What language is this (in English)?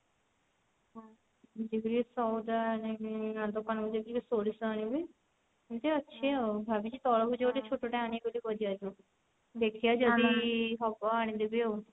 Odia